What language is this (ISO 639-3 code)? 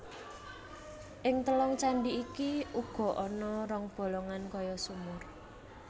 jav